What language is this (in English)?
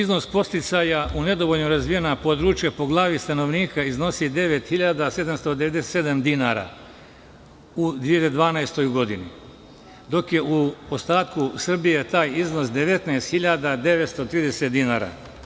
Serbian